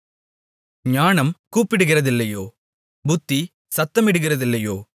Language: Tamil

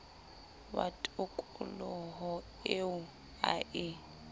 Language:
Southern Sotho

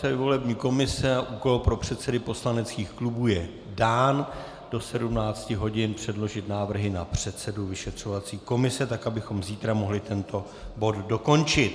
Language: Czech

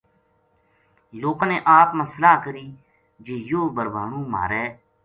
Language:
Gujari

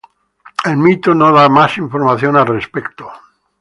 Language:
Spanish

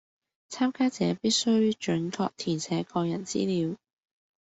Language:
Cantonese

